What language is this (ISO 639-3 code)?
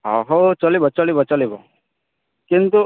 ori